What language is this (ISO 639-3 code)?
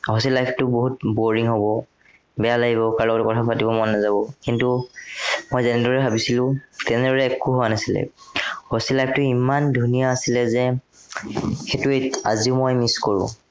asm